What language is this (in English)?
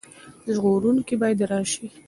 Pashto